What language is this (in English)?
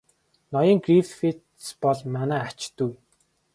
Mongolian